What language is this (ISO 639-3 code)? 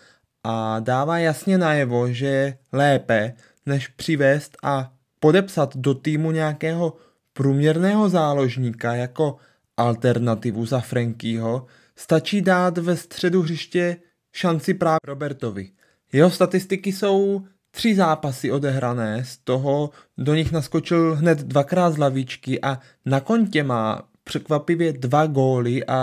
ces